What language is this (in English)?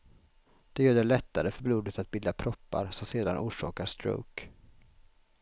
Swedish